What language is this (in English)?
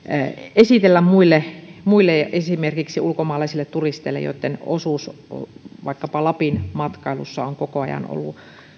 Finnish